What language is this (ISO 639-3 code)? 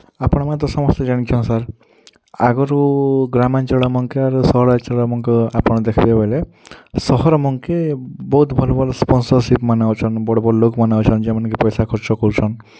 ori